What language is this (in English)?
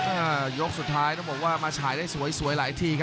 Thai